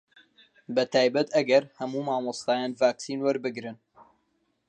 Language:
Central Kurdish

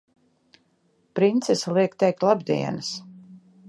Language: Latvian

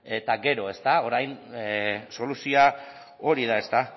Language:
Basque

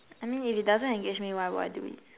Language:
English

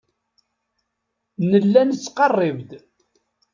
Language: Kabyle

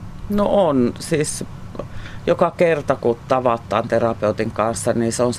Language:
Finnish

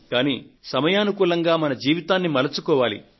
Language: Telugu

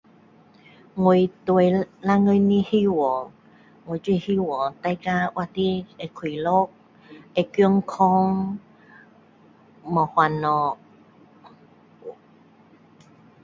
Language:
Min Dong Chinese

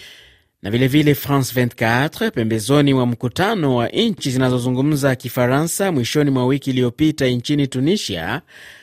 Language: Swahili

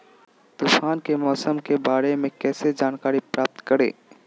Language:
Magahi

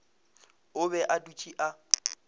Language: Northern Sotho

